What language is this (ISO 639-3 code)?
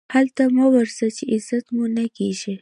pus